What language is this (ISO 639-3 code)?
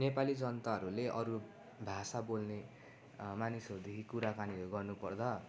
nep